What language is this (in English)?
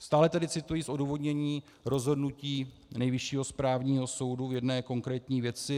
Czech